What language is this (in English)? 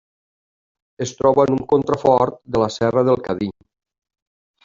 Catalan